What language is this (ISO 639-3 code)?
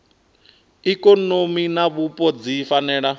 ven